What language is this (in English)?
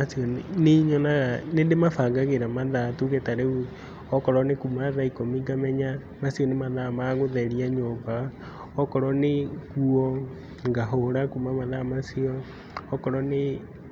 Kikuyu